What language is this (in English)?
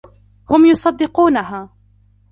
Arabic